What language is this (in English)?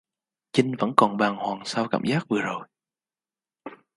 Vietnamese